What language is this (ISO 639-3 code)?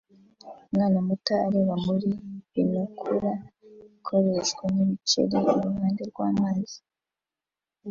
kin